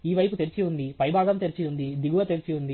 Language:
Telugu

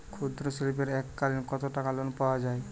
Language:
Bangla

